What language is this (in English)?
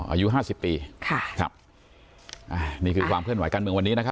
Thai